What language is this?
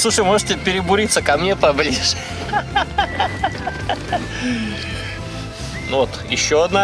Russian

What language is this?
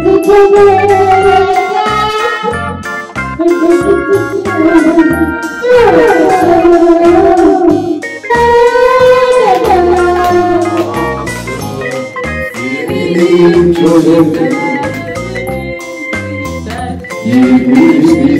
Turkish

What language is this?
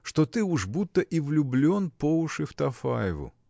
Russian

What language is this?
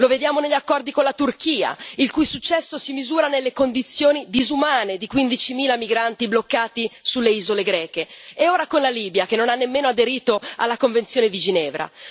Italian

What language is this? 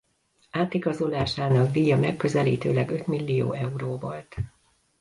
Hungarian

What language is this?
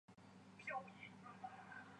Chinese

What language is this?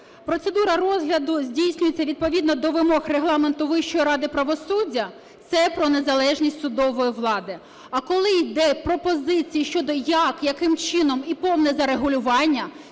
Ukrainian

